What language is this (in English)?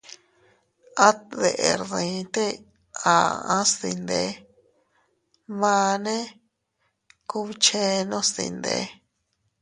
Teutila Cuicatec